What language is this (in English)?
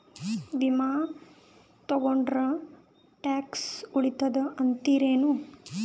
Kannada